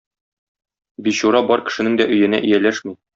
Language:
Tatar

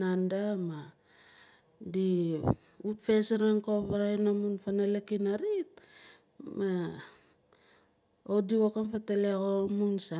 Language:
Nalik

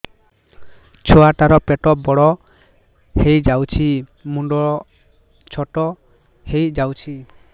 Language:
Odia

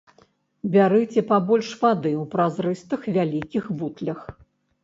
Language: Belarusian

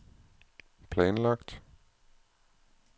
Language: Danish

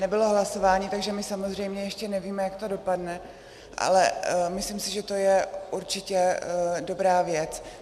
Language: Czech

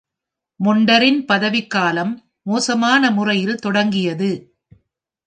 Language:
Tamil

